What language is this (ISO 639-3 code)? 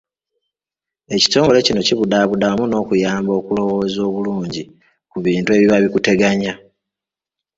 lug